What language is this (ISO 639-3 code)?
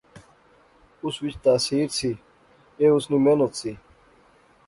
phr